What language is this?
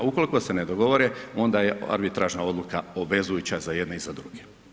Croatian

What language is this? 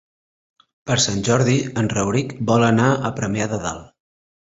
Catalan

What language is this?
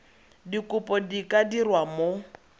Tswana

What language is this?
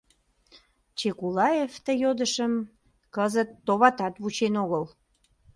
Mari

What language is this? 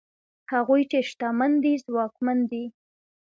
Pashto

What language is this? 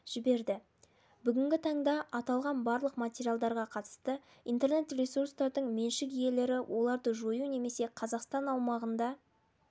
Kazakh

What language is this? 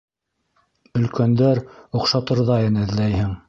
Bashkir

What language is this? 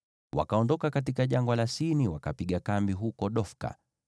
Swahili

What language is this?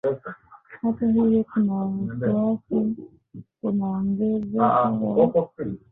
Swahili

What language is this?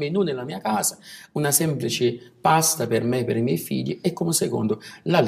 Italian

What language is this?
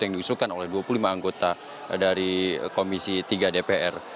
Indonesian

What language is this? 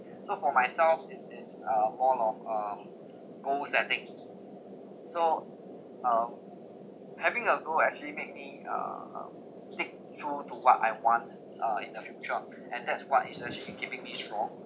English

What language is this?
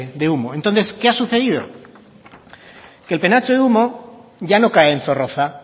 Spanish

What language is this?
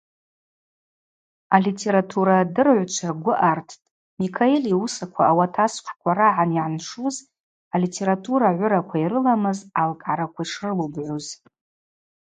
Abaza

